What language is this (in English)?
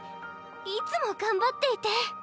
Japanese